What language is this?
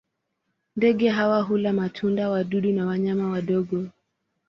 Swahili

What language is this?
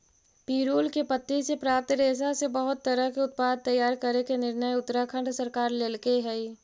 Magahi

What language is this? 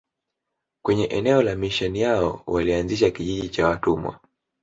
Swahili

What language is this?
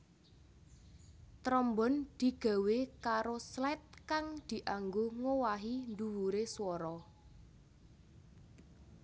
Javanese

